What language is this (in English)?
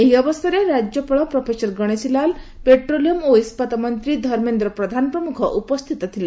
Odia